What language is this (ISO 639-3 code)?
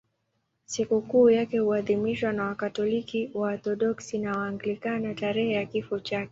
swa